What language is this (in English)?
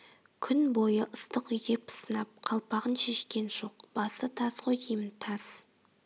Kazakh